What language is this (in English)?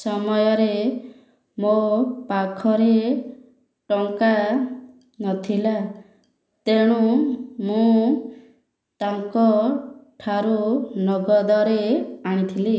Odia